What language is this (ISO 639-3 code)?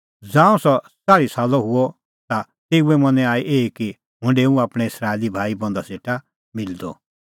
kfx